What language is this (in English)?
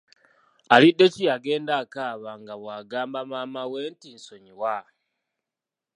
Ganda